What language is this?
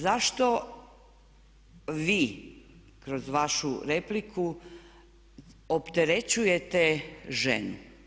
Croatian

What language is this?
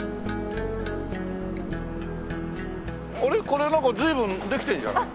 Japanese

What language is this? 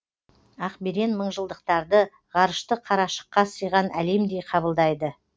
Kazakh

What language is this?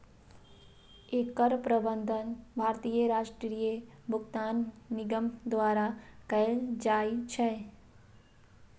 Maithili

